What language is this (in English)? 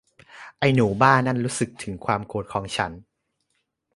Thai